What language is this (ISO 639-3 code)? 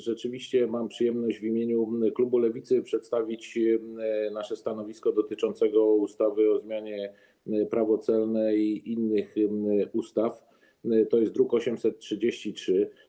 pol